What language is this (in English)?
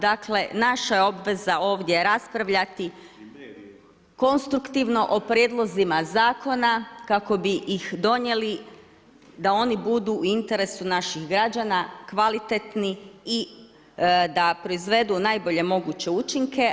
Croatian